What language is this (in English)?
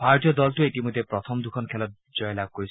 Assamese